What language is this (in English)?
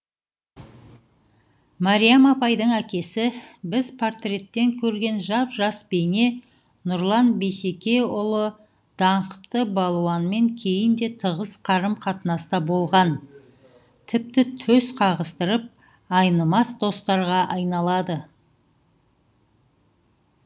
Kazakh